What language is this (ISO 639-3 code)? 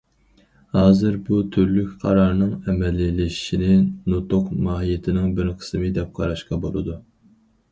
uig